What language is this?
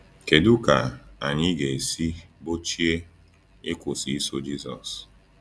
Igbo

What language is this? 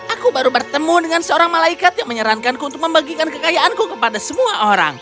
Indonesian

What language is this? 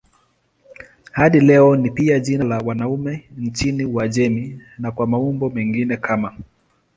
Swahili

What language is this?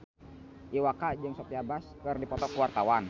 Sundanese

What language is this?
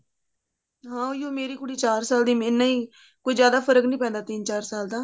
Punjabi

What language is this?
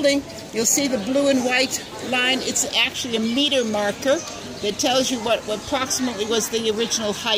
English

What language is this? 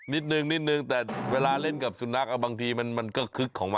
Thai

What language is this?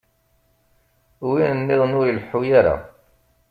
Kabyle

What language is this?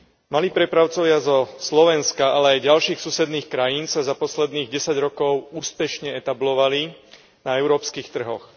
Slovak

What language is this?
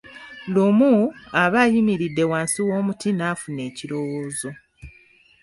Ganda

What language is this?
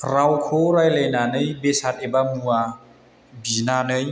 Bodo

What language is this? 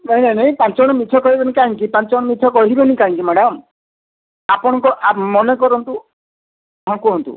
Odia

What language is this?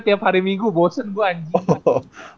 Indonesian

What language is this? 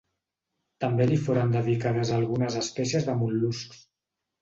Catalan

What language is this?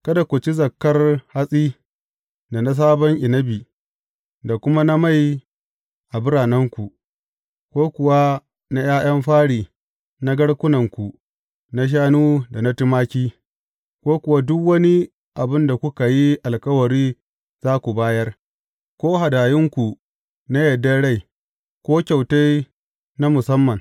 Hausa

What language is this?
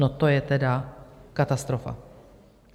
Czech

